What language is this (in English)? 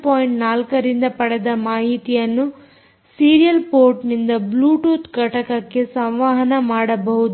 Kannada